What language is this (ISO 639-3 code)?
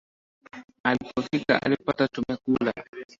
swa